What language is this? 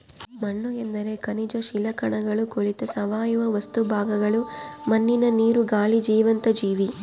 Kannada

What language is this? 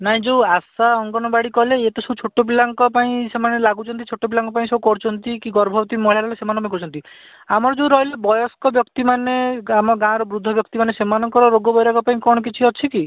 Odia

